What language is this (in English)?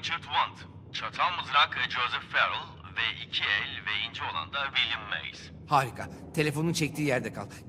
Turkish